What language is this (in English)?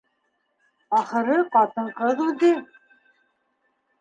Bashkir